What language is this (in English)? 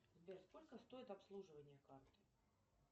Russian